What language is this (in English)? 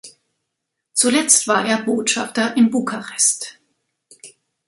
German